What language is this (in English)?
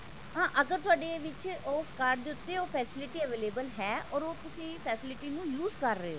Punjabi